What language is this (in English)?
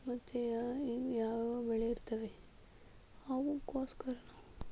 Kannada